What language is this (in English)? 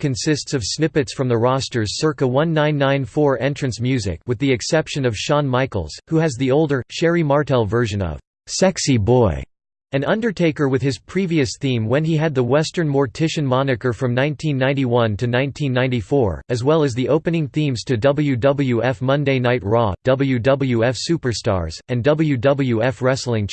English